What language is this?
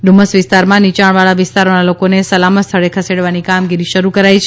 Gujarati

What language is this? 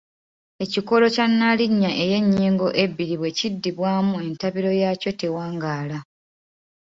Ganda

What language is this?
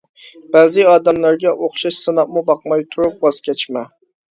Uyghur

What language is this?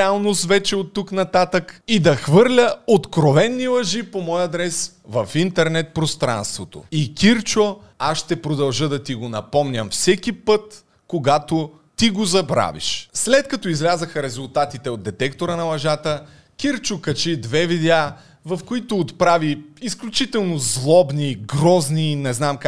Bulgarian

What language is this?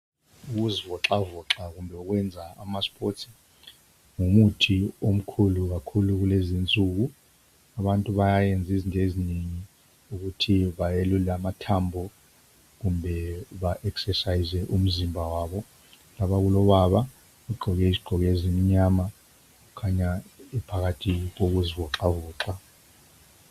North Ndebele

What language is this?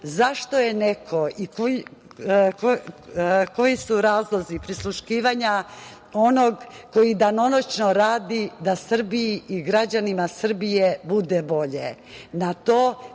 Serbian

